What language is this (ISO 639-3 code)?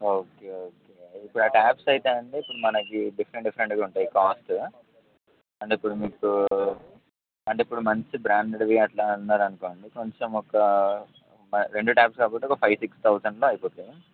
tel